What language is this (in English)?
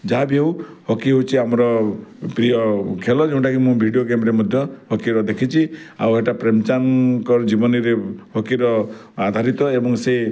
Odia